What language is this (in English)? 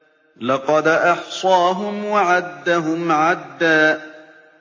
Arabic